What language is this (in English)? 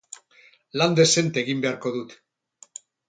Basque